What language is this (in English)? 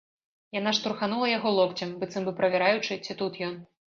Belarusian